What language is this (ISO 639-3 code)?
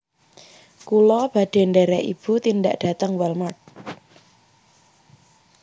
jav